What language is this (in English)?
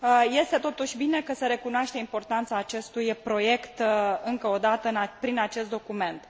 Romanian